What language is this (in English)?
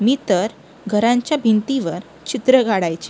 Marathi